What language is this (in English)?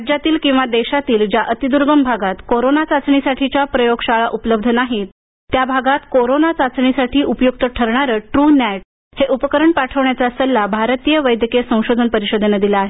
Marathi